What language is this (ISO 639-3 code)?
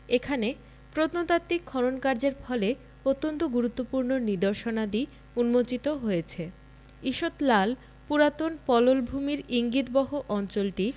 ben